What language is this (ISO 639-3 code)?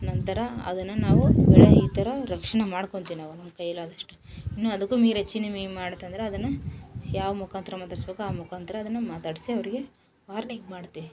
kan